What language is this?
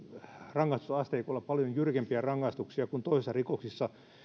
Finnish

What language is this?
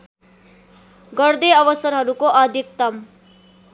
Nepali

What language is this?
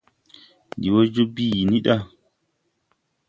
Tupuri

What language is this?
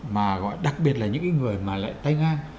Vietnamese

